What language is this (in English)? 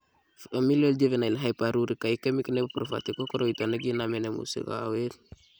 Kalenjin